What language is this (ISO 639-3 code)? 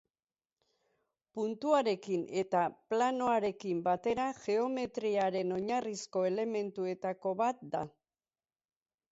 eus